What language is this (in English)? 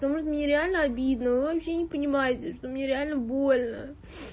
Russian